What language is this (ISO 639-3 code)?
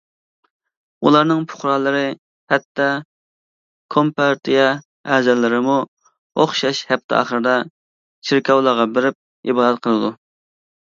uig